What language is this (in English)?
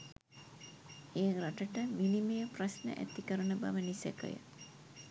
Sinhala